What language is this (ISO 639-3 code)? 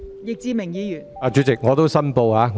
yue